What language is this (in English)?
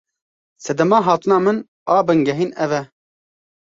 Kurdish